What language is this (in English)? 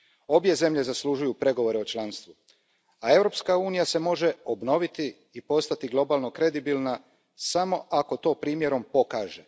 Croatian